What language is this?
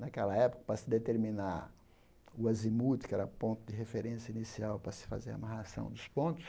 Portuguese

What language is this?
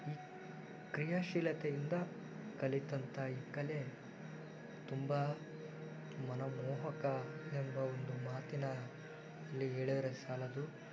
Kannada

